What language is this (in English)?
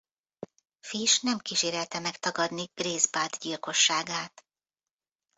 Hungarian